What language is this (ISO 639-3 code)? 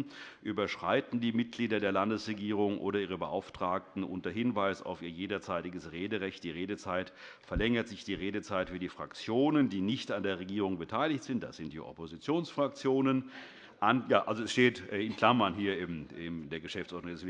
deu